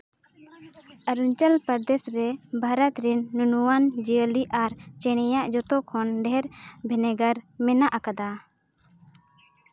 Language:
Santali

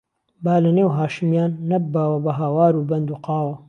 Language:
Central Kurdish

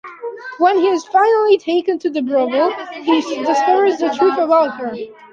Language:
English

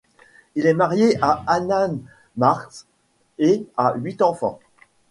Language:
French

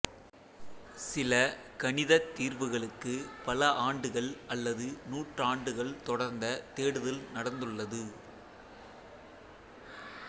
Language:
Tamil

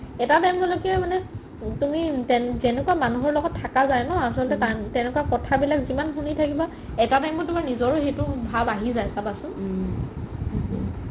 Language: Assamese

